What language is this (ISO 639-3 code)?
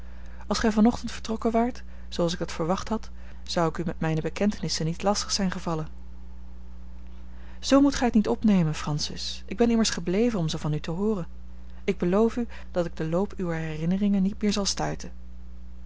nld